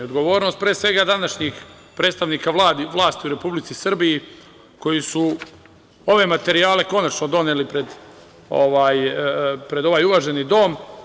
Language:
Serbian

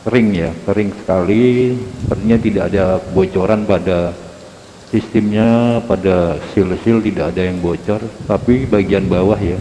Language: Indonesian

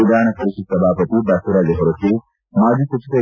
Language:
Kannada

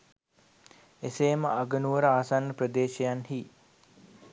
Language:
Sinhala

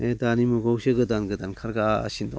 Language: Bodo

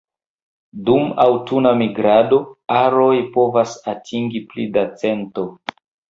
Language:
Esperanto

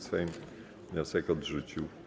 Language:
Polish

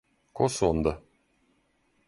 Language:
Serbian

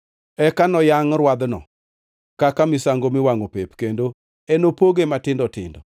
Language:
Luo (Kenya and Tanzania)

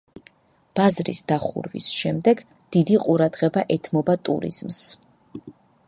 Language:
Georgian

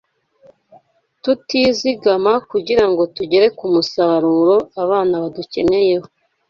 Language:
Kinyarwanda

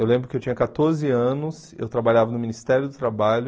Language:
Portuguese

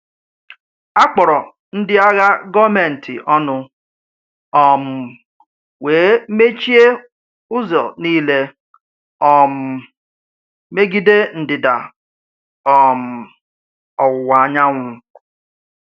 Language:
Igbo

